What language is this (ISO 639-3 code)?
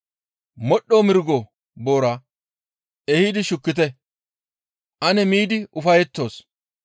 gmv